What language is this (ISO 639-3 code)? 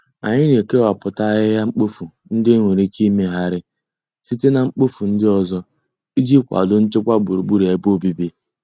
ibo